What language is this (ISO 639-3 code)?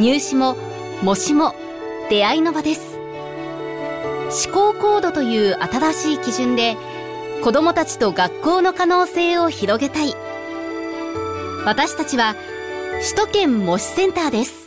jpn